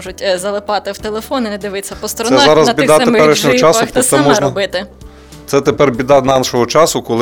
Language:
Ukrainian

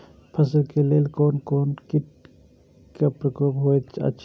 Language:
Maithili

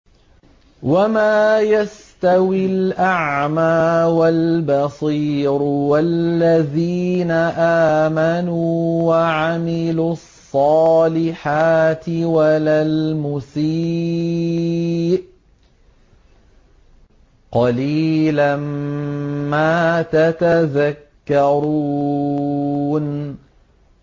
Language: Arabic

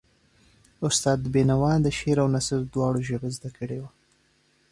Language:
Pashto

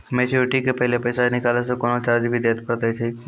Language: Maithili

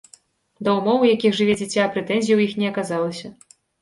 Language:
Belarusian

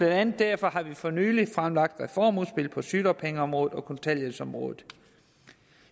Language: Danish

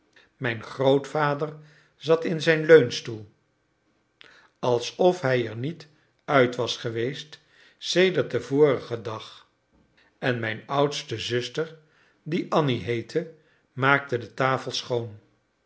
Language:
Dutch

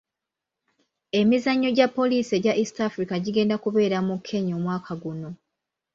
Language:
Ganda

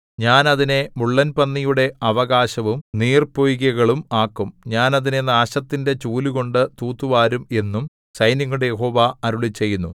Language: Malayalam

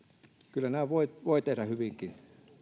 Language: Finnish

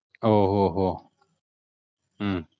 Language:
Malayalam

